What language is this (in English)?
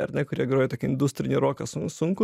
Lithuanian